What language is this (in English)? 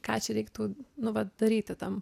Lithuanian